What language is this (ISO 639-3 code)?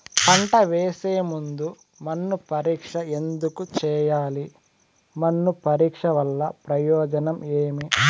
tel